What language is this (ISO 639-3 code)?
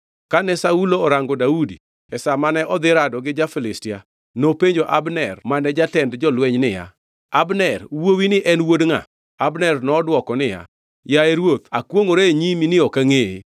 luo